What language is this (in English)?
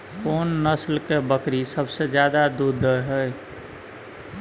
Maithili